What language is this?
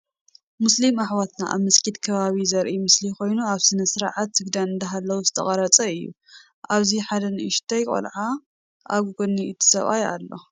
Tigrinya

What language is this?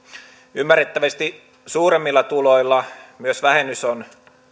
Finnish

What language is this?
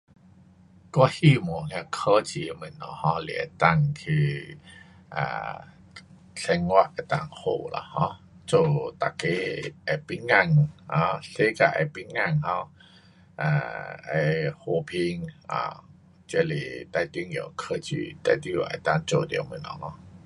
Pu-Xian Chinese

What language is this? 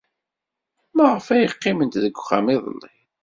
Kabyle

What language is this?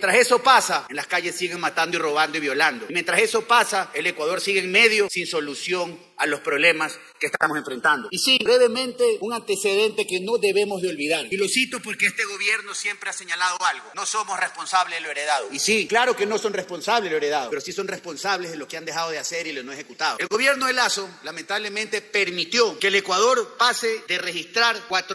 Spanish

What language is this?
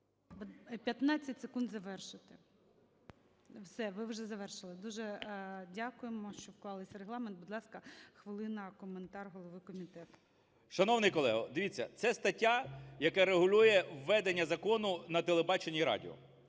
Ukrainian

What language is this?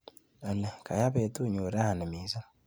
Kalenjin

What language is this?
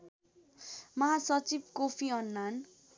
Nepali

